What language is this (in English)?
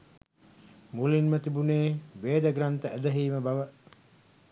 Sinhala